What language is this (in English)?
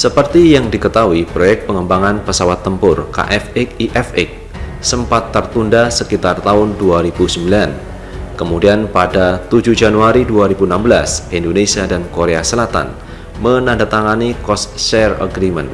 Indonesian